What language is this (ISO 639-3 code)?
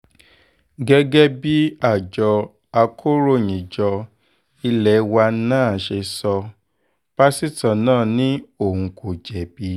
yor